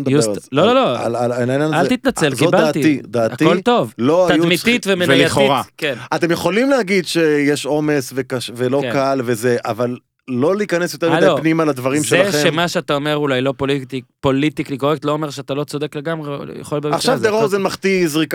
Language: Hebrew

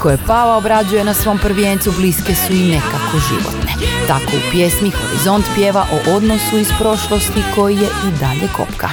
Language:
Croatian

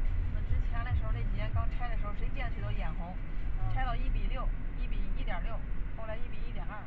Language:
Chinese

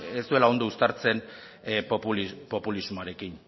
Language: Basque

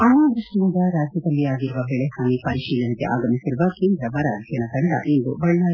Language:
Kannada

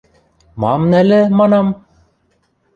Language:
Western Mari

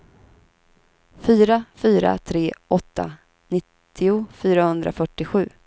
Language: Swedish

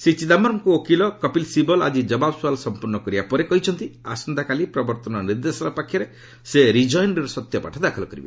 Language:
Odia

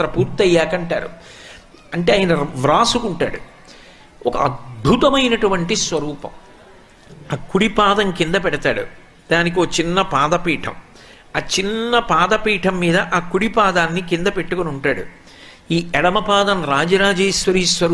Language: Telugu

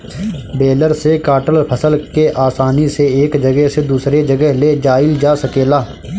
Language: Bhojpuri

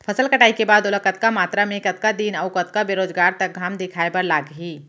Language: Chhattisgarhi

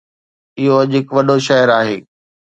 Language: Sindhi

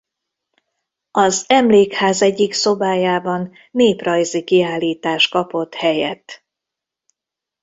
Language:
Hungarian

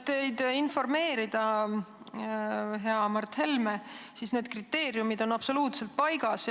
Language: Estonian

